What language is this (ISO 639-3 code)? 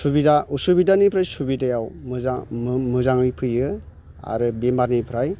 brx